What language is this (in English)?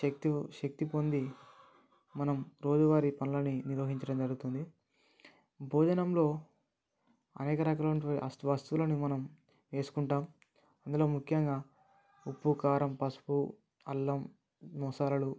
Telugu